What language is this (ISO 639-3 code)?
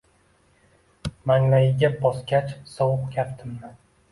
uzb